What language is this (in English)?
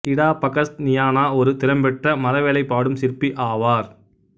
Tamil